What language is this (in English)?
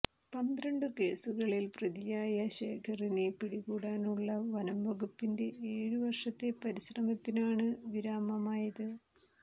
Malayalam